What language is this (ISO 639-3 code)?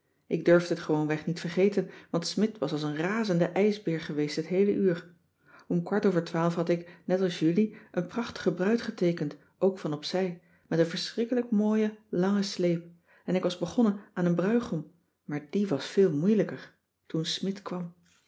nld